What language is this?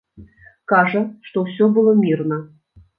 Belarusian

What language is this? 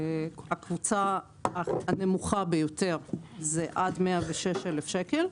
Hebrew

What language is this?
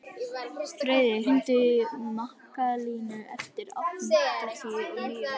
Icelandic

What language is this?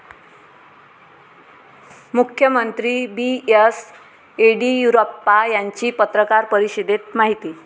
Marathi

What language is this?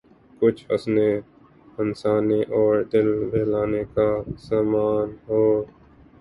Urdu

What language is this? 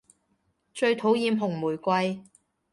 Cantonese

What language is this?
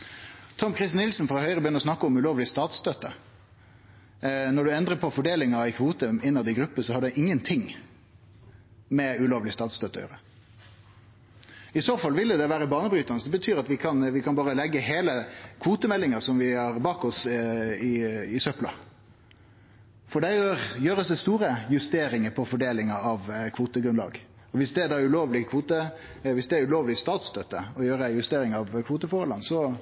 Norwegian Nynorsk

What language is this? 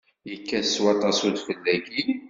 Kabyle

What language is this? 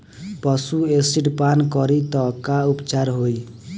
Bhojpuri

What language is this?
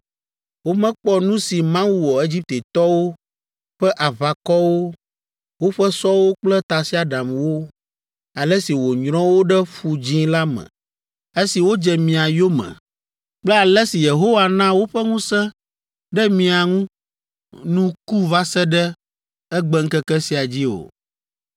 Ewe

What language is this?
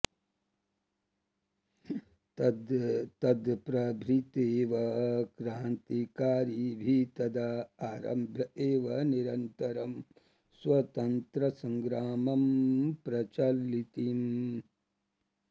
Sanskrit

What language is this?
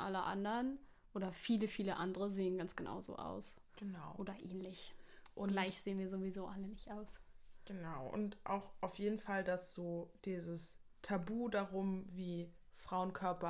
German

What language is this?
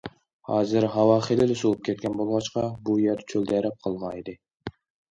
Uyghur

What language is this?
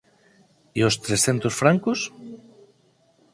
Galician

